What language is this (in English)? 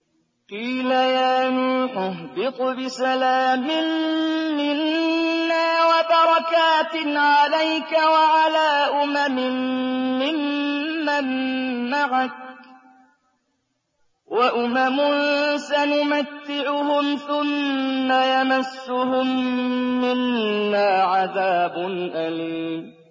Arabic